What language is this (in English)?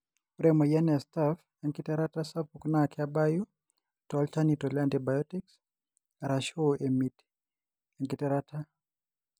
Masai